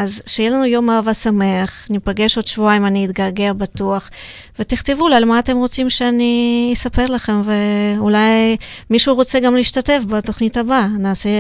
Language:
Hebrew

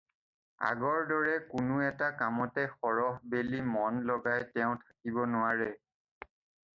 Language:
Assamese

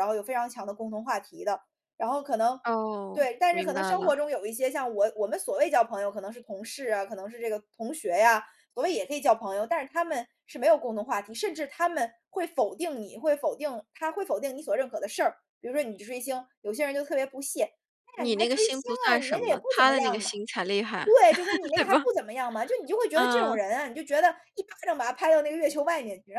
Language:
Chinese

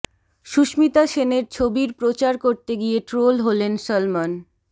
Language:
Bangla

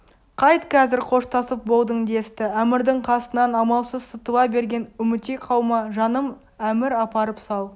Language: Kazakh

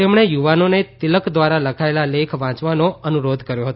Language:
Gujarati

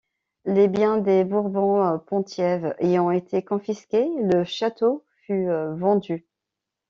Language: French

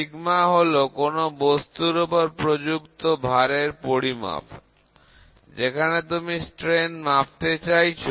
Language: Bangla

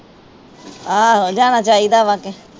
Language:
Punjabi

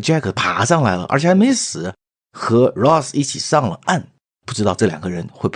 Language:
Chinese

